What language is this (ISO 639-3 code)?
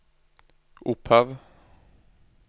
nor